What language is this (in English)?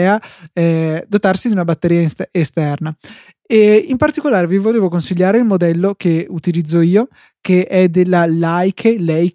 Italian